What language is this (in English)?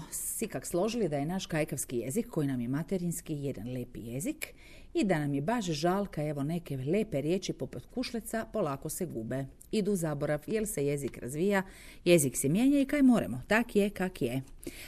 Croatian